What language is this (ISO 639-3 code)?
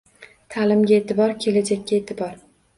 uzb